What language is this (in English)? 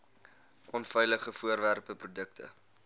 Afrikaans